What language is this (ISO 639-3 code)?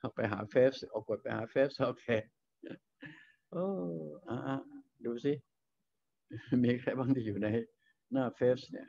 tha